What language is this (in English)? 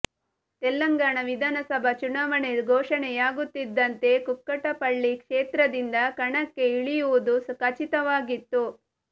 Kannada